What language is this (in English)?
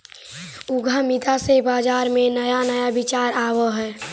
Magahi